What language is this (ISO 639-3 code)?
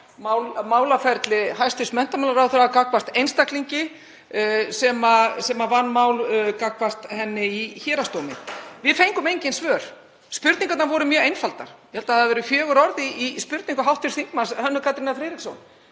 isl